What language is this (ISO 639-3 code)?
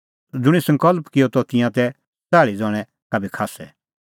kfx